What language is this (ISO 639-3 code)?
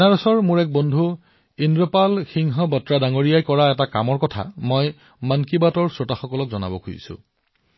asm